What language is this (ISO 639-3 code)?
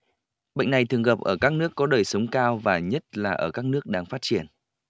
vie